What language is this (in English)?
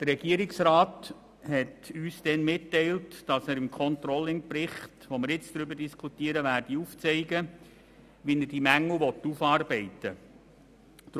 Swiss German